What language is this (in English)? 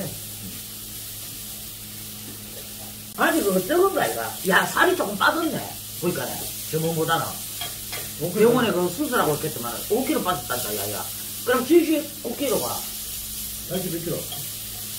Korean